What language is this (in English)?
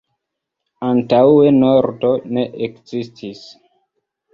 Esperanto